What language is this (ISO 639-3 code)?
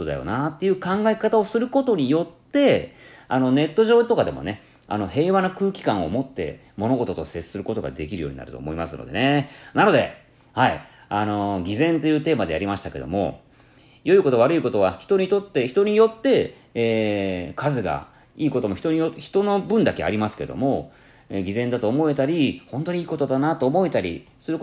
jpn